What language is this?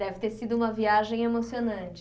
Portuguese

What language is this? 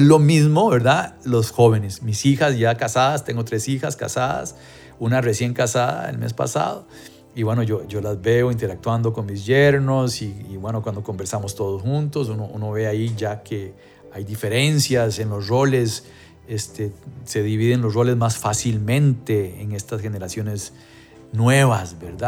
Spanish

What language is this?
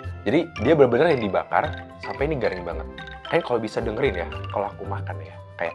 Indonesian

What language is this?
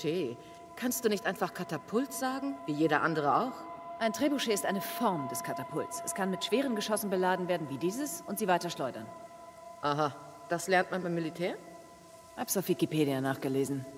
German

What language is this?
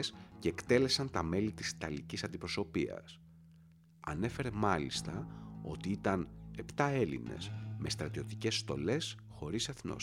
Greek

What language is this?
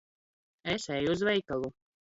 Latvian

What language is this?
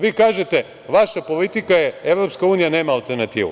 Serbian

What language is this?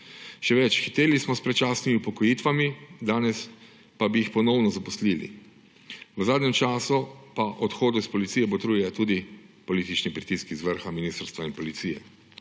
Slovenian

